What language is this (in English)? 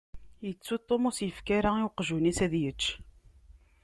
Kabyle